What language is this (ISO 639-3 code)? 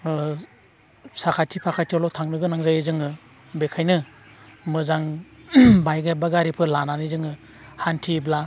brx